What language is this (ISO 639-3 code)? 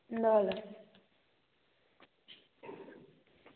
nep